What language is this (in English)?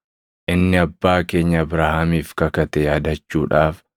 Oromo